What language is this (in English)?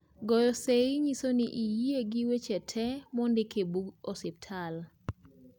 Luo (Kenya and Tanzania)